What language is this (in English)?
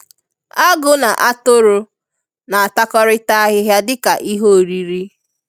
Igbo